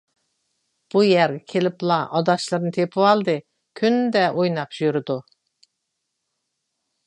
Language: Uyghur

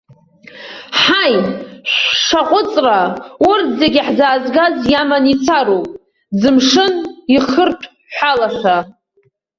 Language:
Abkhazian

